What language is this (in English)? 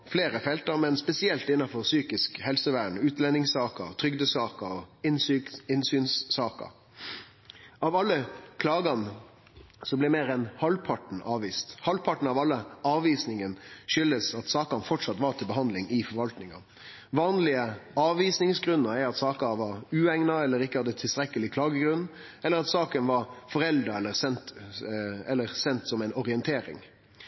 Norwegian Nynorsk